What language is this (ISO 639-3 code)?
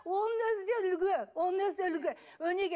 kaz